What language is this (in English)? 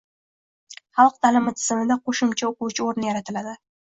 Uzbek